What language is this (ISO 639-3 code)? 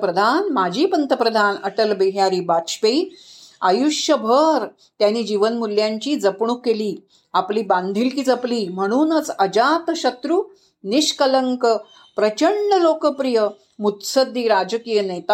mar